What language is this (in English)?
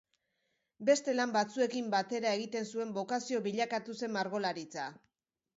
Basque